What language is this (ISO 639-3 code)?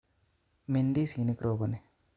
kln